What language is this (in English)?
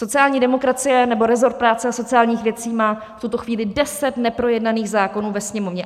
Czech